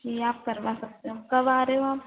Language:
Hindi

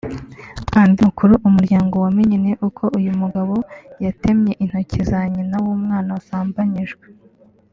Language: Kinyarwanda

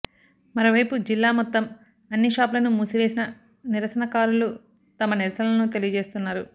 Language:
Telugu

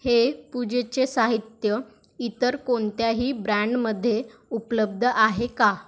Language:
Marathi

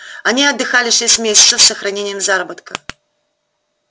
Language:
Russian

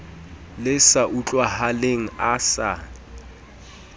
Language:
Southern Sotho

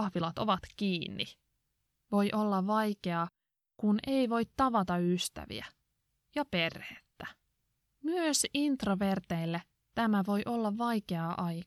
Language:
Finnish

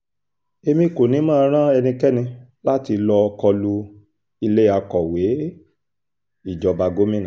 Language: Yoruba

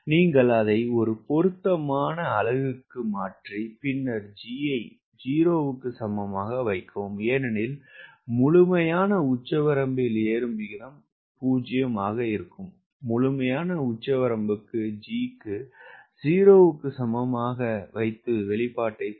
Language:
Tamil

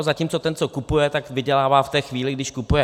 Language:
Czech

